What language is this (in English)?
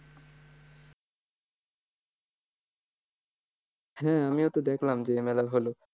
Bangla